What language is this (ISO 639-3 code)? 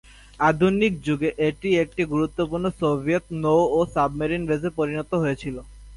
ben